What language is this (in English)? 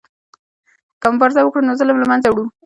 Pashto